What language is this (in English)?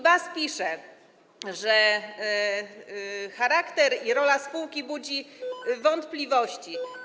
Polish